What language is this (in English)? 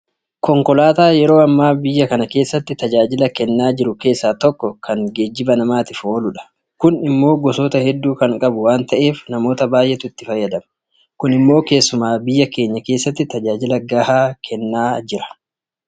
Oromo